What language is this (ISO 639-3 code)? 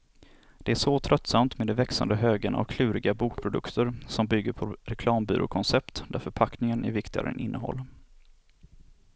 swe